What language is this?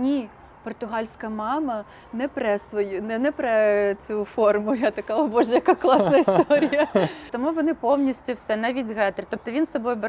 Ukrainian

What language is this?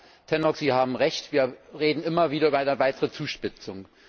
German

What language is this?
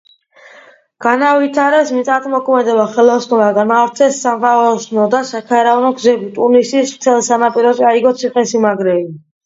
Georgian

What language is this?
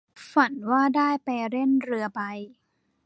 Thai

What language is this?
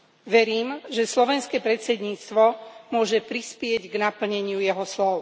Slovak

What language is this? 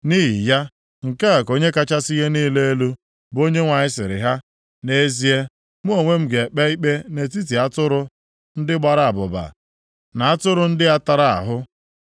Igbo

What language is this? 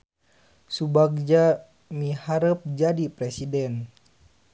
Sundanese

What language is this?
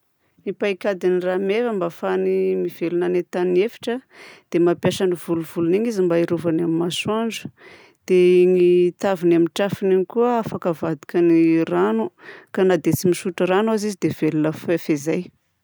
Southern Betsimisaraka Malagasy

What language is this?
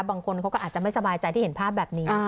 Thai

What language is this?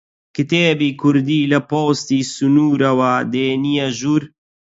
Central Kurdish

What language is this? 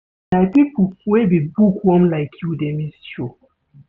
Nigerian Pidgin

